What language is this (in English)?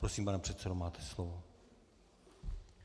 Czech